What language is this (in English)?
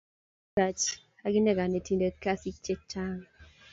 Kalenjin